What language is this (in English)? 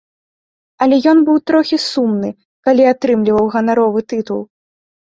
Belarusian